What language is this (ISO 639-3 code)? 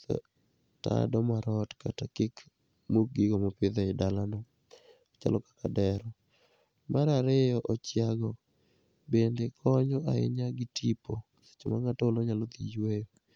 luo